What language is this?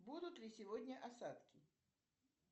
Russian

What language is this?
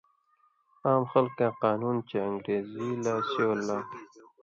Indus Kohistani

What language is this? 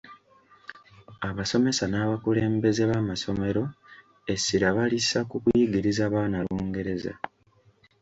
Ganda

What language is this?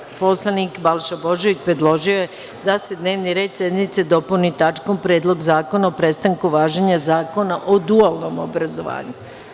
Serbian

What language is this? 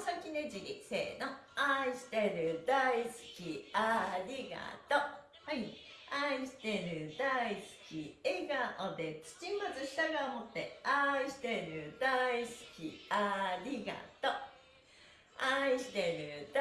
Japanese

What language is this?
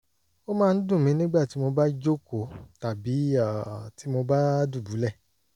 Yoruba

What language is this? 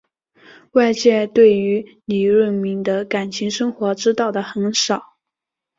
Chinese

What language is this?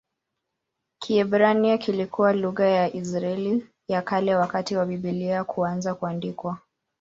Swahili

